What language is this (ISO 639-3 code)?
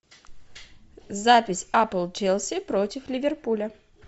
rus